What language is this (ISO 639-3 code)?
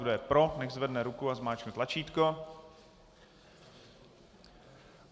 ces